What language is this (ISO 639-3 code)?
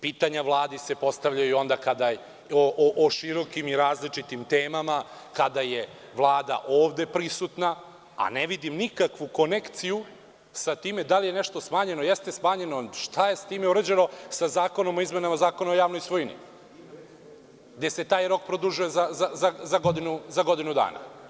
srp